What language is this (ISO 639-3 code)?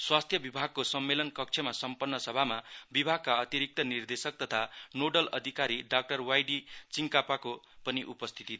nep